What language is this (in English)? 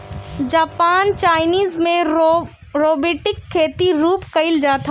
Bhojpuri